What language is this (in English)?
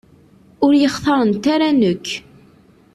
Kabyle